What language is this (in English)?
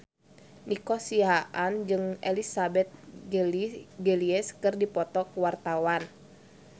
Sundanese